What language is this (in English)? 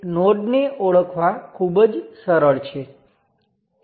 Gujarati